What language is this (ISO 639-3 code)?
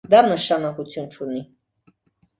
hye